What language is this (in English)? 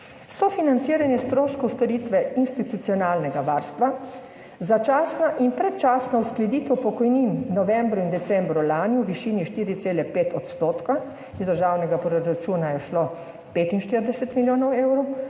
Slovenian